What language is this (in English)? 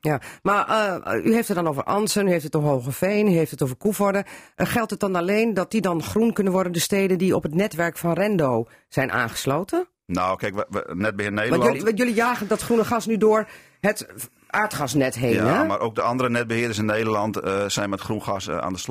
Dutch